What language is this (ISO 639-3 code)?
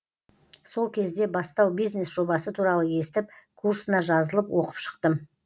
kaz